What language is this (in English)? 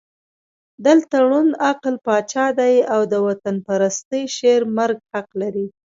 Pashto